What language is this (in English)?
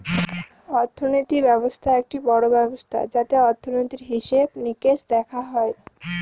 Bangla